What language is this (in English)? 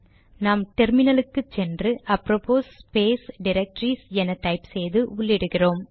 Tamil